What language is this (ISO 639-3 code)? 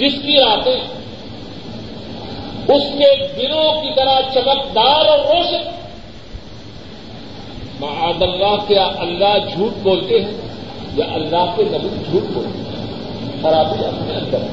urd